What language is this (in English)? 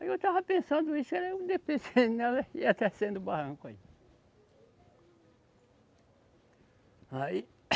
Portuguese